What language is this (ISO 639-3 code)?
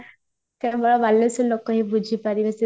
ori